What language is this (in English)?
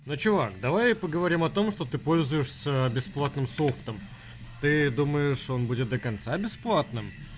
Russian